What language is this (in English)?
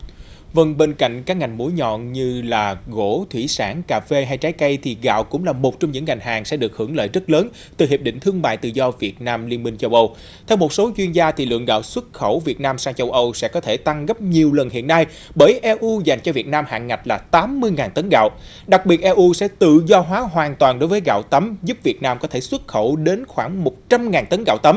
Vietnamese